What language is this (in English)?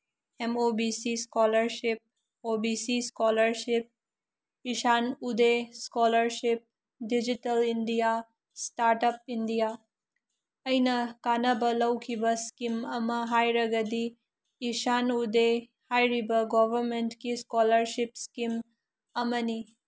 Manipuri